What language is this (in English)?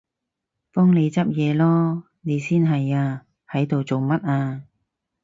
Cantonese